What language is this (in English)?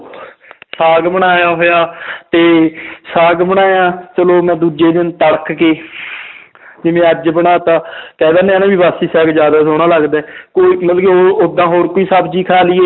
Punjabi